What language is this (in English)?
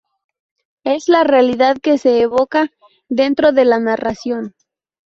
Spanish